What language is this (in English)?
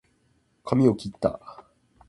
Japanese